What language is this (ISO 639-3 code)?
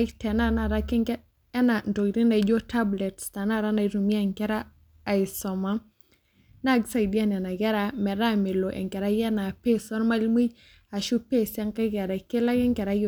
mas